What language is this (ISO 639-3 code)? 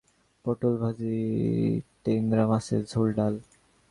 ben